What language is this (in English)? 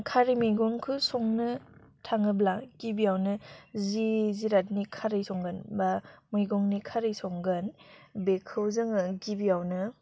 Bodo